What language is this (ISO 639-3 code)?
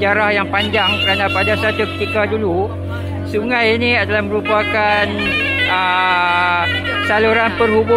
msa